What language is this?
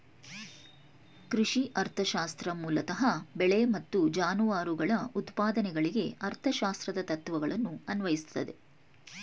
Kannada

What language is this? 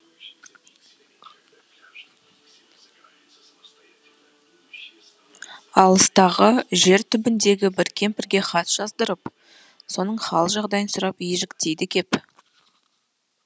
Kazakh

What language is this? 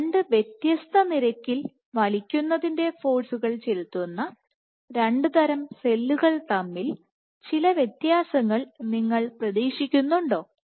Malayalam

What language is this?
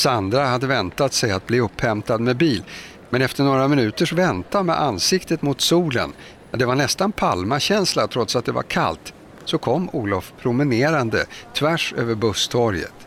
Swedish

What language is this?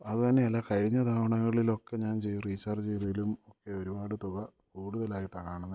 Malayalam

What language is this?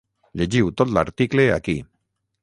Catalan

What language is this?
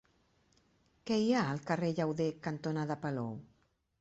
Catalan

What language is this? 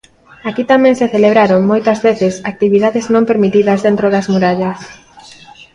Galician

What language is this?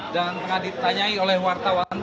Indonesian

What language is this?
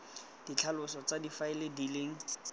Tswana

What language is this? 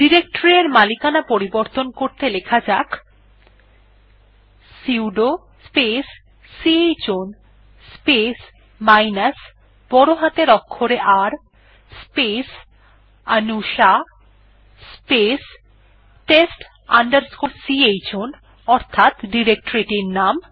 Bangla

